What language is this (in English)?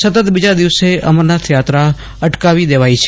Gujarati